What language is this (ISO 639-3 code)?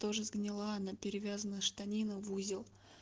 rus